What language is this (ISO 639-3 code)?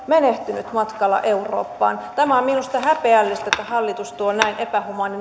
fin